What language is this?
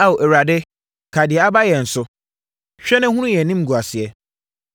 Akan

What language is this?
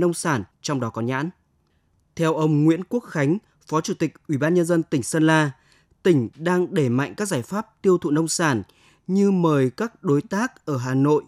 Vietnamese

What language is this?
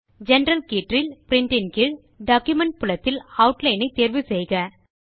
Tamil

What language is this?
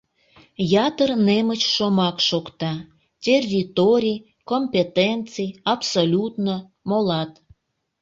Mari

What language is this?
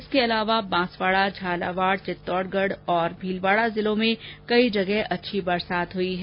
Hindi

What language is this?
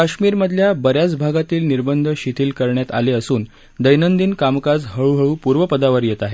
Marathi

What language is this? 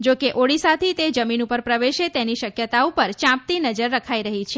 Gujarati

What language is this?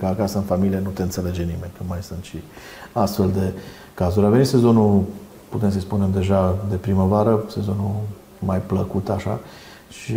Romanian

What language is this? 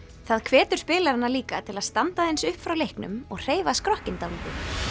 Icelandic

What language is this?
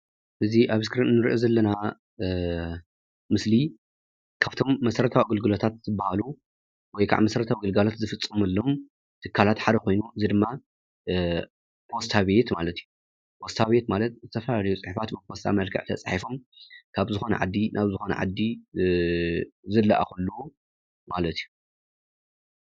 Tigrinya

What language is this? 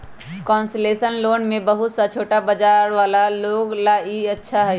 Magahi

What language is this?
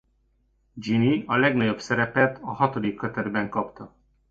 Hungarian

